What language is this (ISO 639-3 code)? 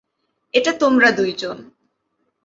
ben